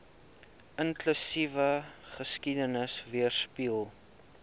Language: Afrikaans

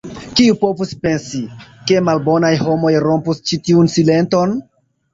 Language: Esperanto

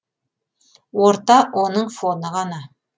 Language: Kazakh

